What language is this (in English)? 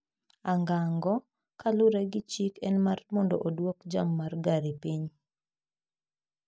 Luo (Kenya and Tanzania)